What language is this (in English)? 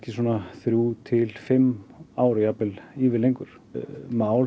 Icelandic